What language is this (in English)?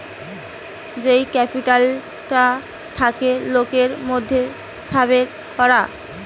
Bangla